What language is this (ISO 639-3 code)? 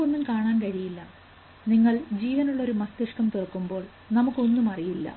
mal